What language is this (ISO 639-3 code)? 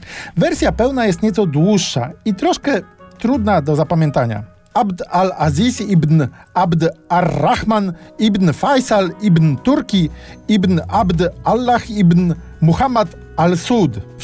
pol